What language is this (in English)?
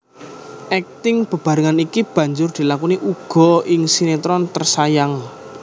Javanese